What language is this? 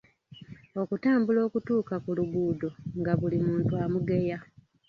Ganda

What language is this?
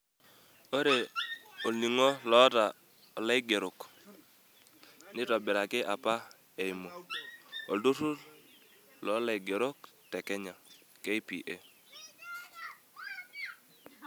Masai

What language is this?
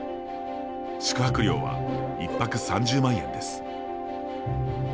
Japanese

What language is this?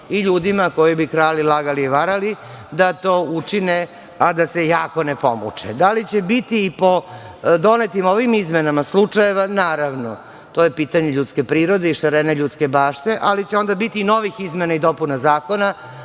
Serbian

